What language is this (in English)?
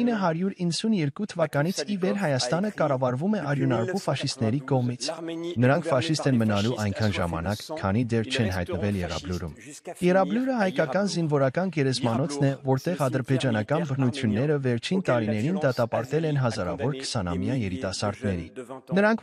Romanian